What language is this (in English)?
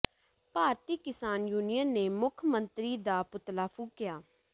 Punjabi